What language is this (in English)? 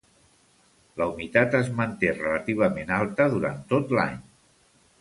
Catalan